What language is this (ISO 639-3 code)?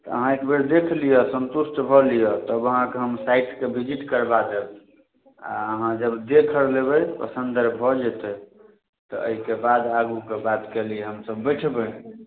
mai